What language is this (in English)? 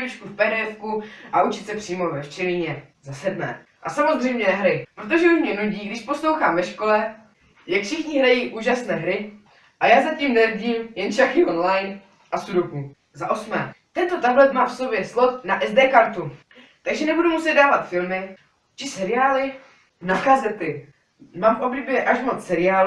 Czech